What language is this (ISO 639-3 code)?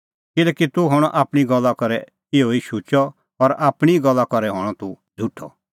kfx